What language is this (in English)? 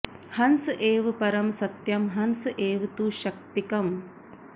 Sanskrit